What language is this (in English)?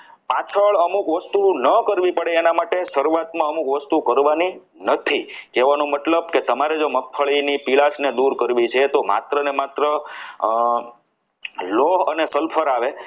Gujarati